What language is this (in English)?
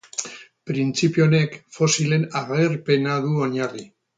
Basque